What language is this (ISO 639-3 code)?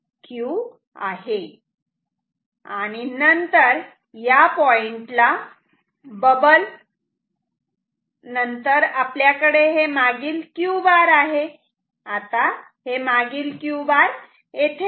mar